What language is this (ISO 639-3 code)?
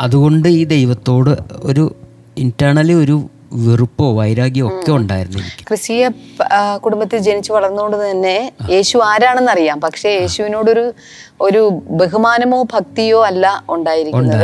mal